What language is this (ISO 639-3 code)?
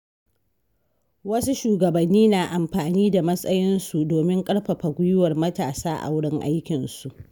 hau